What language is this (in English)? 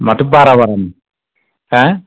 Bodo